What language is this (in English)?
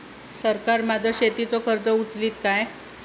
Marathi